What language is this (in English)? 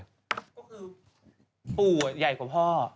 Thai